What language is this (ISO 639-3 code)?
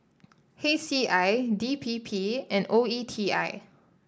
eng